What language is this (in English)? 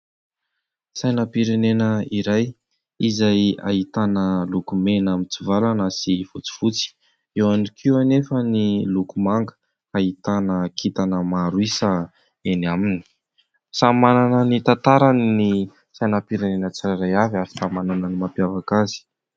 Malagasy